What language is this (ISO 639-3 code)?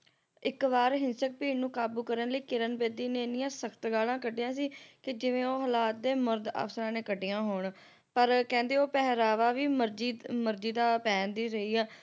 pan